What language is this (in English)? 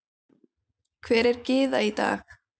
Icelandic